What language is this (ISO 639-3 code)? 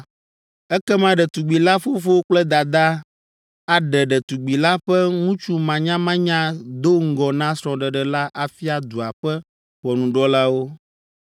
ewe